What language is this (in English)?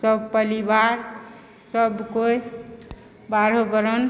Maithili